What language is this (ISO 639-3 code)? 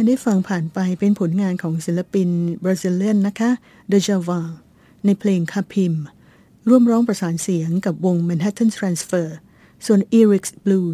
tha